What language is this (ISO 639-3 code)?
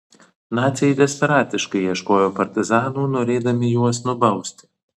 lit